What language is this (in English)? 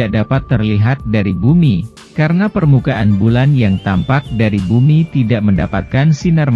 Indonesian